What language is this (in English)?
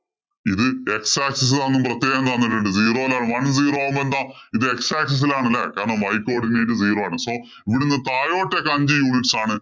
Malayalam